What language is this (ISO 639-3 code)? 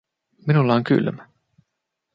fin